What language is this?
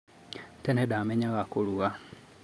Kikuyu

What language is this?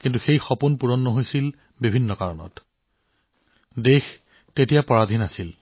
Assamese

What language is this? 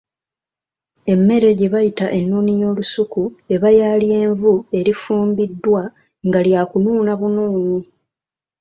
Ganda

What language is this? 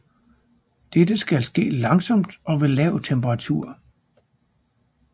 Danish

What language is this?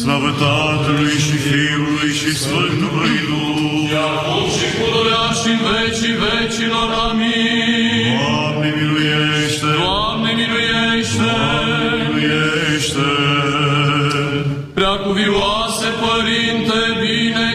Romanian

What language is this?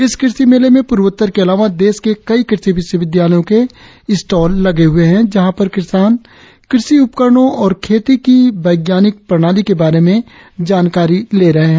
Hindi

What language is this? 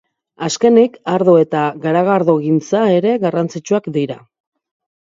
Basque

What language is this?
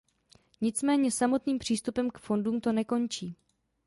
Czech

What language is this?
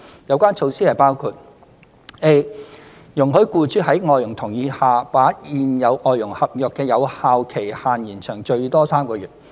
Cantonese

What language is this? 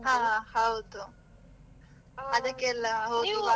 Kannada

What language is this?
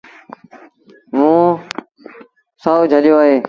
Sindhi Bhil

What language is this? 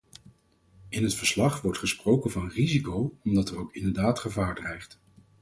Dutch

